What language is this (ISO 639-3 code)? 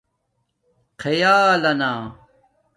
dmk